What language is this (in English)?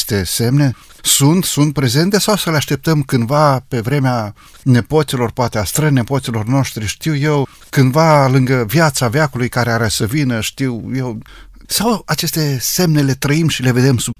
Romanian